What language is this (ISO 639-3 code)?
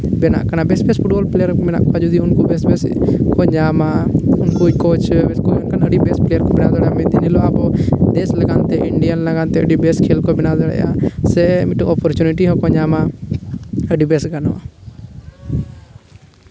sat